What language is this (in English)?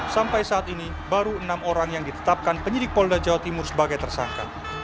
Indonesian